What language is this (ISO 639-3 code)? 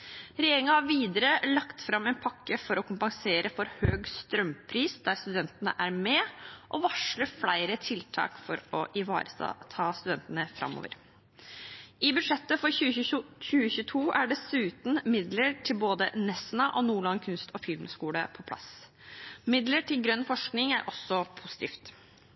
nob